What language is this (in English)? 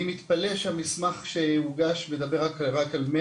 Hebrew